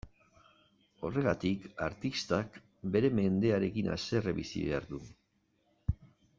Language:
Basque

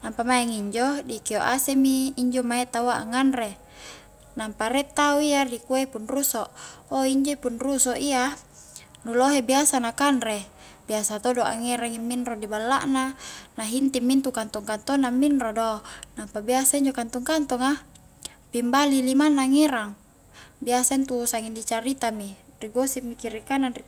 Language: Highland Konjo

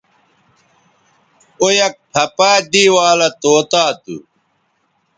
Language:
Bateri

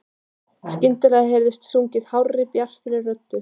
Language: Icelandic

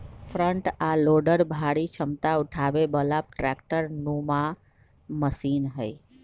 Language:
Magahi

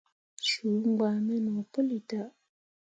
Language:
Mundang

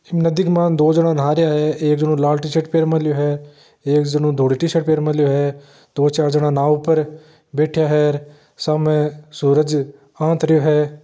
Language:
Marwari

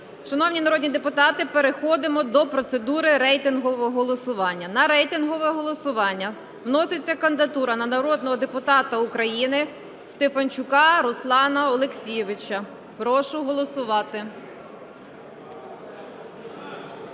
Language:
Ukrainian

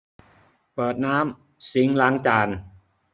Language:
Thai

